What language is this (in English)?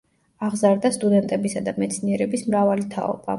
Georgian